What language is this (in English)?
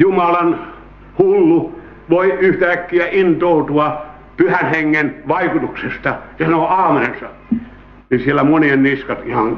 Finnish